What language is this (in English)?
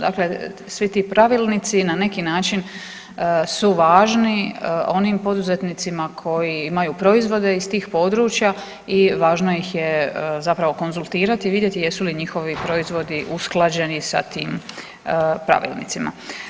Croatian